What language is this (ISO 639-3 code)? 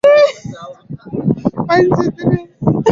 swa